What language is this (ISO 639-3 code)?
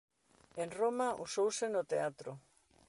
glg